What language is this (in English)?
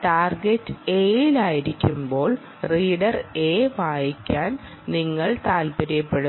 Malayalam